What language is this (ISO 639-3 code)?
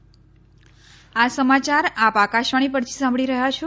guj